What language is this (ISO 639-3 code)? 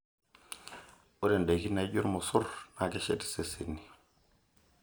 mas